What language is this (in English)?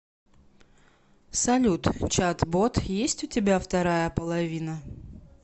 Russian